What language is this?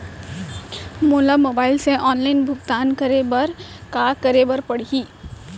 Chhattisgarhi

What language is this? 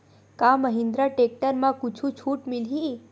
Chhattisgarhi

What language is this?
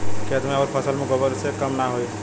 Bhojpuri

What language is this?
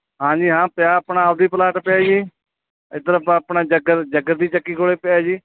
Punjabi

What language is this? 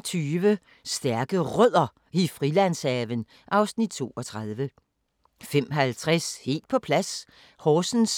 Danish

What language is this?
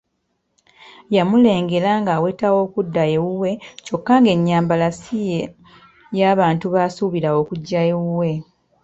Ganda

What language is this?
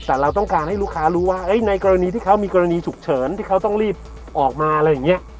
Thai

